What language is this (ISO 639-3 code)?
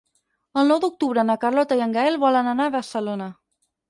cat